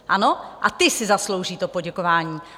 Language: Czech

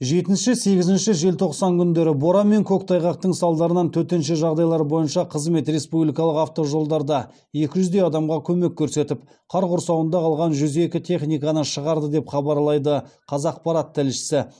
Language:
Kazakh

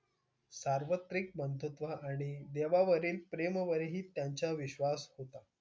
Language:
Marathi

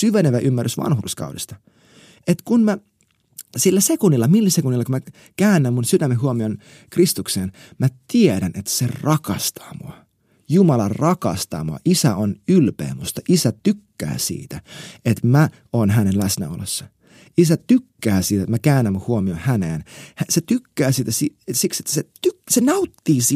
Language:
Finnish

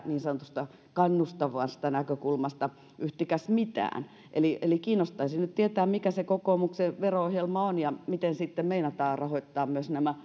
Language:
Finnish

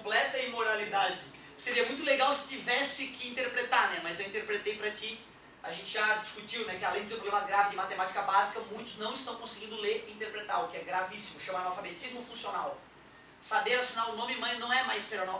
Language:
Portuguese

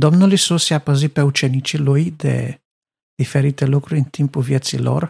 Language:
Romanian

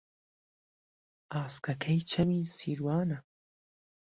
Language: Central Kurdish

